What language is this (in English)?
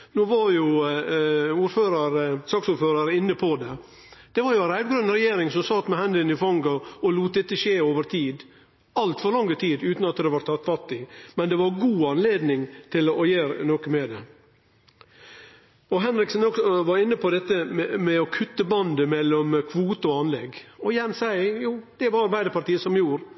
Norwegian Nynorsk